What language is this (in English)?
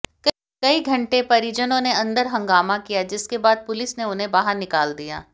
Hindi